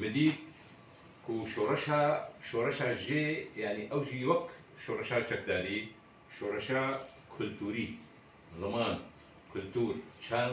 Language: Arabic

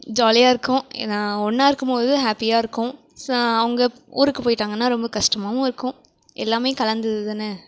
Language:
Tamil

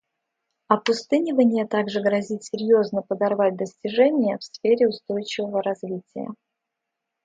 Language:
Russian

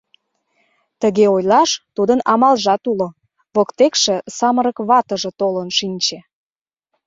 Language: Mari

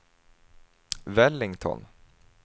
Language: Swedish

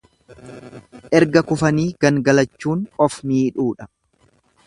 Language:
Oromo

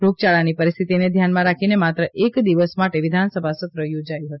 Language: Gujarati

